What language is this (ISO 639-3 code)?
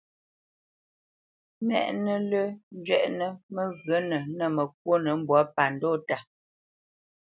bce